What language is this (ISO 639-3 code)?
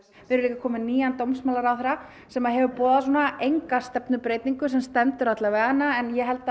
isl